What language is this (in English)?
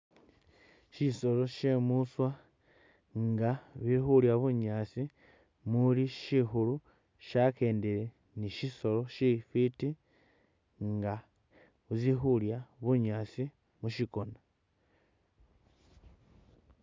Masaaba